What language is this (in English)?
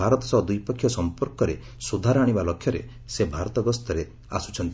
Odia